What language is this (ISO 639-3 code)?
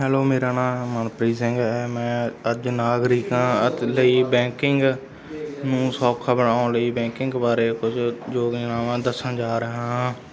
pan